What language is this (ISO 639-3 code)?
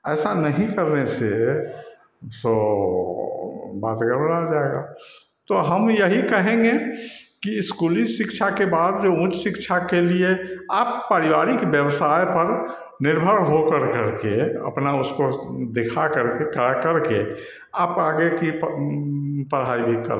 hin